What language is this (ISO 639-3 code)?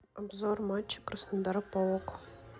rus